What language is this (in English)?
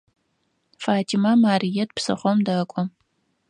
Adyghe